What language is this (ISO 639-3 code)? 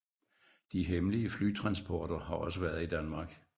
dan